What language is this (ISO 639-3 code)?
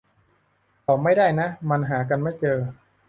tha